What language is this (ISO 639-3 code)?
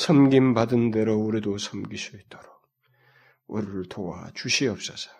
kor